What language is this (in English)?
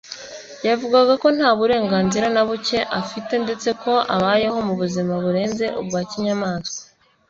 Kinyarwanda